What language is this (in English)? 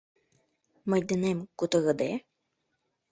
Mari